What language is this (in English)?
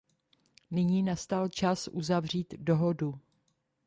Czech